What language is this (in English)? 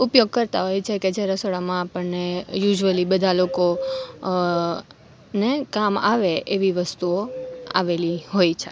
Gujarati